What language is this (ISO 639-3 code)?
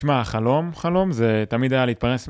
heb